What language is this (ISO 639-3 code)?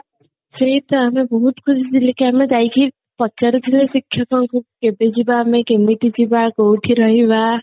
ori